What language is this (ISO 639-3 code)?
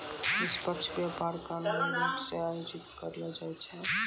mai